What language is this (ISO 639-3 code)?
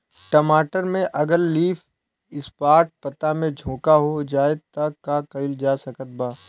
bho